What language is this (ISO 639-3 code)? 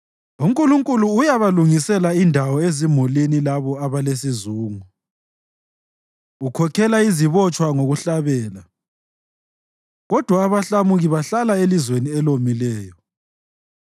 nde